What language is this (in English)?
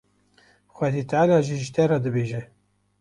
Kurdish